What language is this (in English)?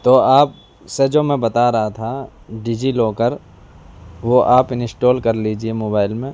Urdu